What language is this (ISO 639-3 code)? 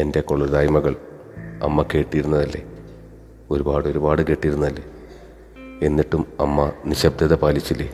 mal